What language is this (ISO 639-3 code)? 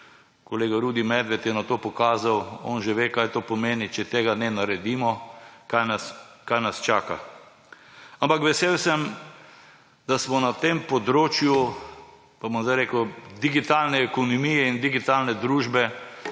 slv